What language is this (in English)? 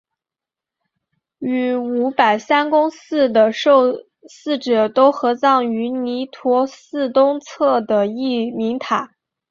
Chinese